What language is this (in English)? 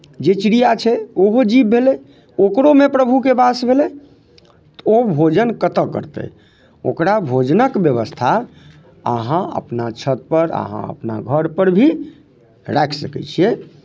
Maithili